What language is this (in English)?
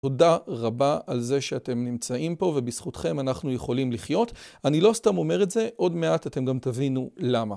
Hebrew